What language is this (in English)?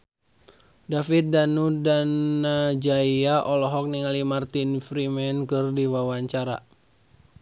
Sundanese